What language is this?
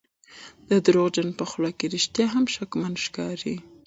Pashto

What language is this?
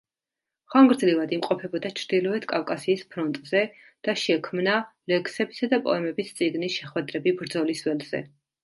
Georgian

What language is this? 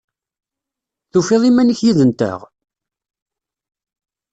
Kabyle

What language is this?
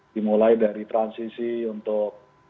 Indonesian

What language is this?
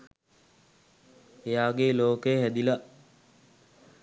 Sinhala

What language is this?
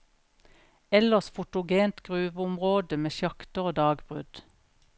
Norwegian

